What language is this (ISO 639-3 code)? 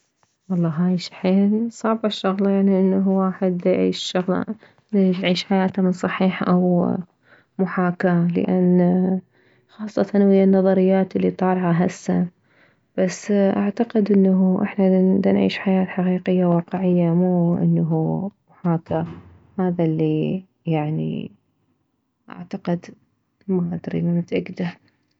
acm